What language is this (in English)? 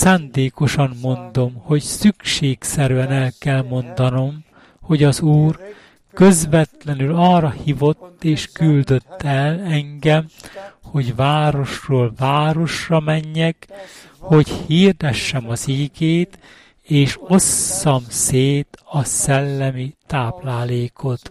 Hungarian